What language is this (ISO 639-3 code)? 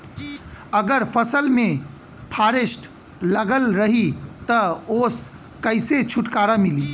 bho